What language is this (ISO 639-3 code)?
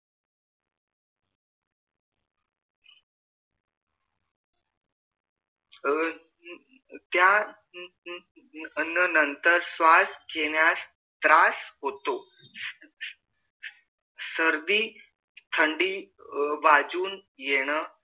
mar